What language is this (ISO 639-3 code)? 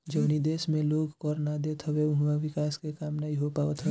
bho